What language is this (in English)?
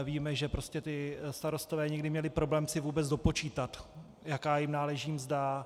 Czech